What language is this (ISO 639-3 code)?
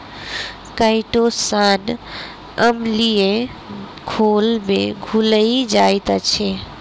mai